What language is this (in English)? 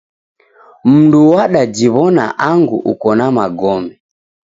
Taita